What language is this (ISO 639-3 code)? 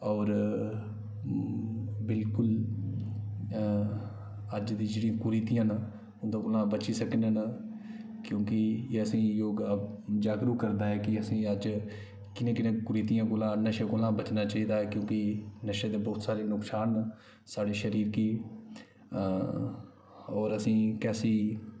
doi